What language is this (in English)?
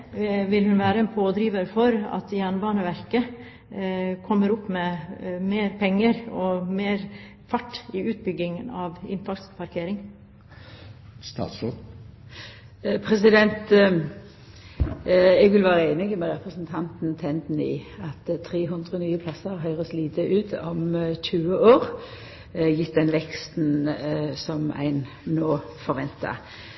Norwegian